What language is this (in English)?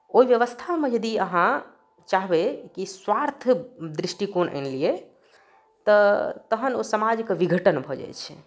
Maithili